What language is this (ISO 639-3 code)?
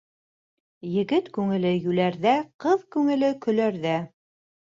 bak